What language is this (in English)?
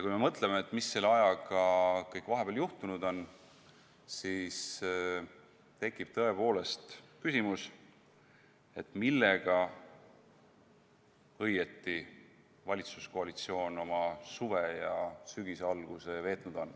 Estonian